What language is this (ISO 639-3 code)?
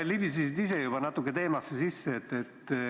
est